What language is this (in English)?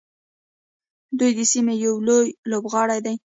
Pashto